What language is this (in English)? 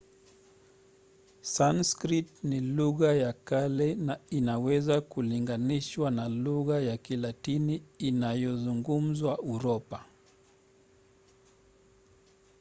Swahili